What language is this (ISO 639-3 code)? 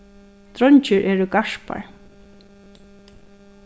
fao